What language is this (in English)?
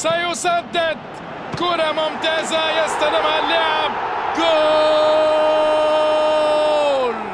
Arabic